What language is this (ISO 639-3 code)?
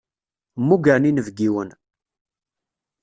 kab